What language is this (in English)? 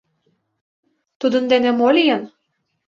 Mari